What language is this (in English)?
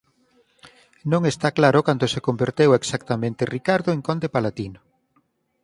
Galician